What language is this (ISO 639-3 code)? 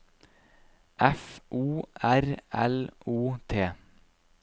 nor